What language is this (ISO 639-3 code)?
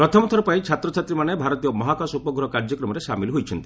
ori